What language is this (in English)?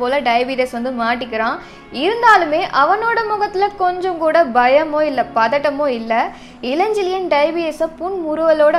Tamil